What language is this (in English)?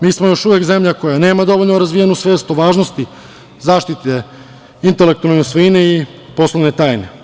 Serbian